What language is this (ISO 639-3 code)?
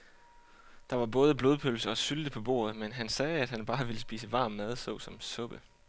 dan